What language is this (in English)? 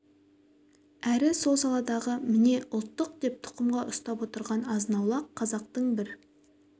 Kazakh